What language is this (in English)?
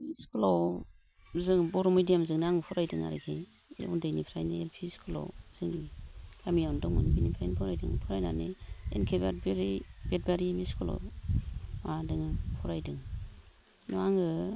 Bodo